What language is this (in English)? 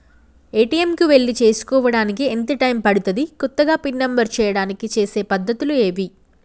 Telugu